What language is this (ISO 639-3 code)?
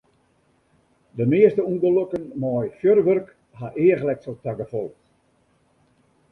fry